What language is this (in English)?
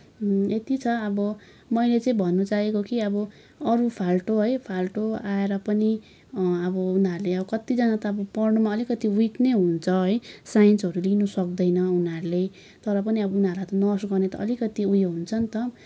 Nepali